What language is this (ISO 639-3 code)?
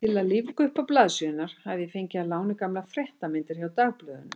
isl